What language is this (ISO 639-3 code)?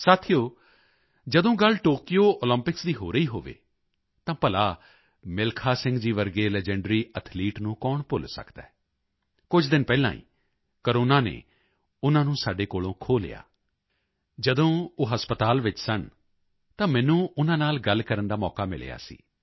pan